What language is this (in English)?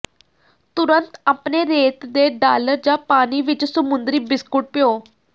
Punjabi